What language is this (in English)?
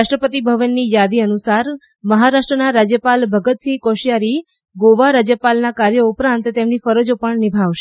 Gujarati